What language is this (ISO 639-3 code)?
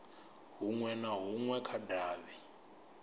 ven